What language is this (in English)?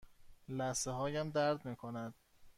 Persian